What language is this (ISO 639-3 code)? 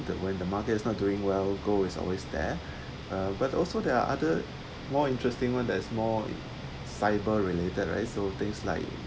eng